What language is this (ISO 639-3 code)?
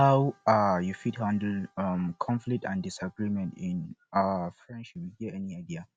pcm